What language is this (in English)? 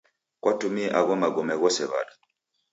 Taita